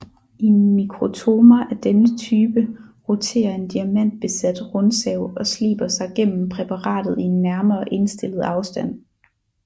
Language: Danish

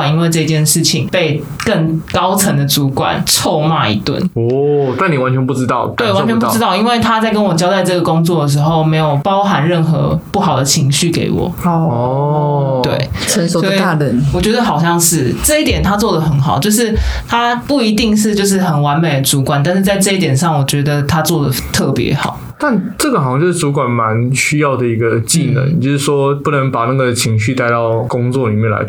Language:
Chinese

